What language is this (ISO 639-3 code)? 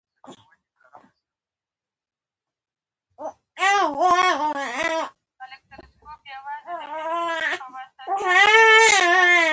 pus